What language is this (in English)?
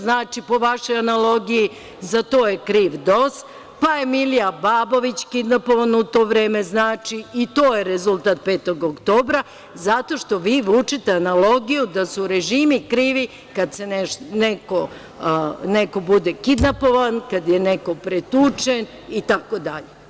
Serbian